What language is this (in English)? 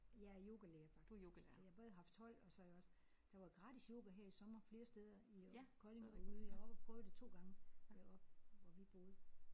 Danish